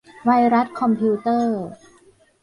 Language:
Thai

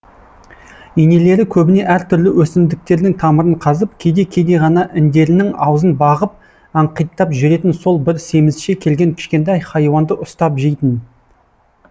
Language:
Kazakh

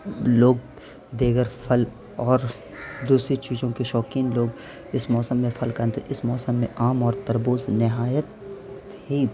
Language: Urdu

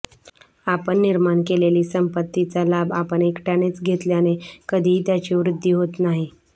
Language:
Marathi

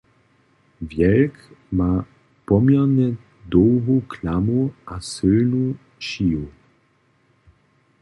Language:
Upper Sorbian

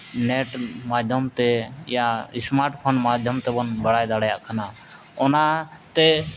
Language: Santali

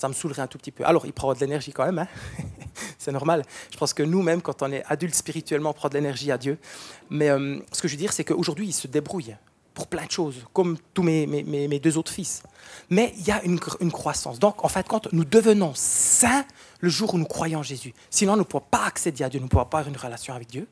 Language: French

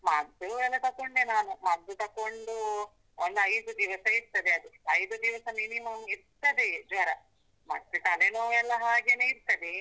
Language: Kannada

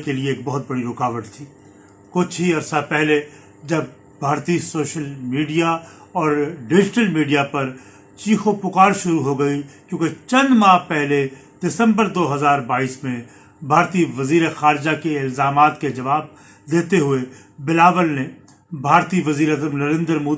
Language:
Urdu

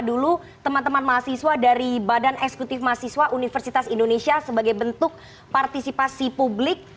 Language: Indonesian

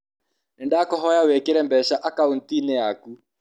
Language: Kikuyu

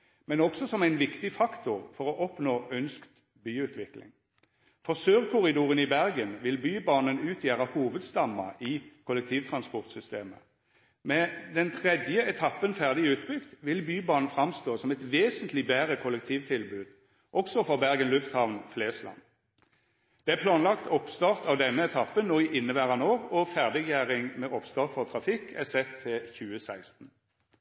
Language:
Norwegian Nynorsk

